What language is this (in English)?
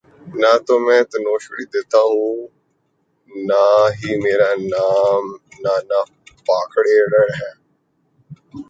Urdu